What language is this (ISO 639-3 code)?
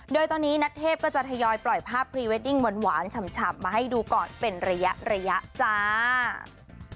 tha